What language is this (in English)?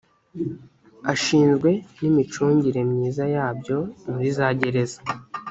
Kinyarwanda